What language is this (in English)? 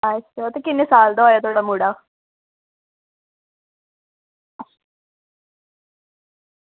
Dogri